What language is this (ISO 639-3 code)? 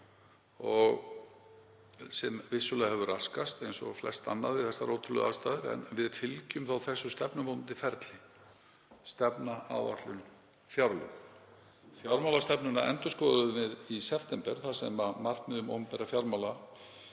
isl